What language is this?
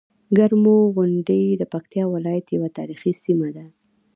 Pashto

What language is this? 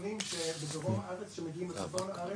Hebrew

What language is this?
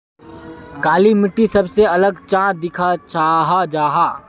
Magahi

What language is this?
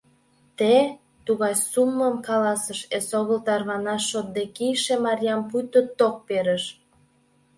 Mari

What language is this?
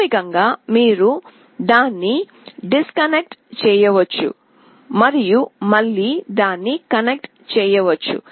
Telugu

